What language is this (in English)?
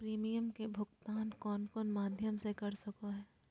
Magahi